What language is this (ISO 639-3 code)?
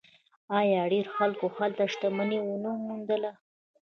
pus